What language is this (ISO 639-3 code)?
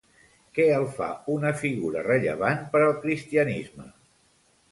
cat